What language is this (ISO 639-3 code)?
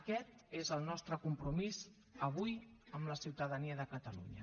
cat